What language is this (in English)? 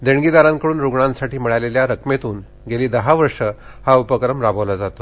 Marathi